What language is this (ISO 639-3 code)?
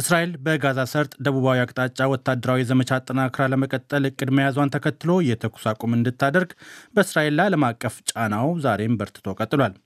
amh